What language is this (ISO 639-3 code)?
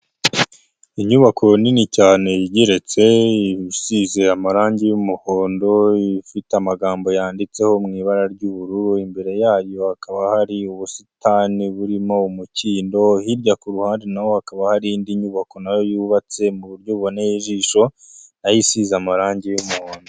kin